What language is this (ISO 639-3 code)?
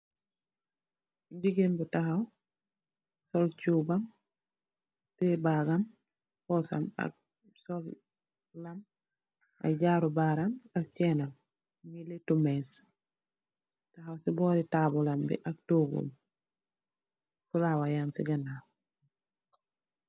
wol